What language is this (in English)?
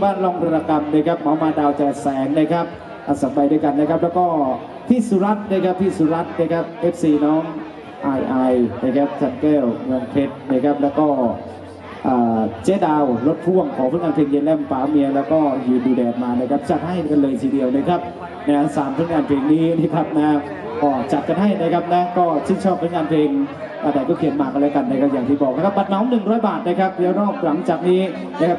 Thai